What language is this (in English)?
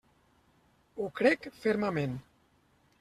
Catalan